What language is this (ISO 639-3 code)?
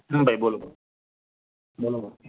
guj